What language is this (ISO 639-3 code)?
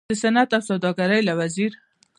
pus